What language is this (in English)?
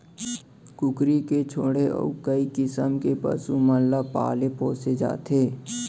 Chhattisgarhi